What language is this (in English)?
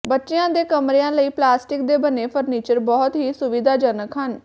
Punjabi